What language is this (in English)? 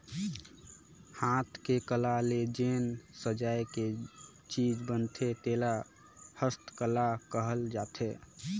Chhattisgarhi